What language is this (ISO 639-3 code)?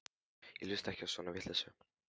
isl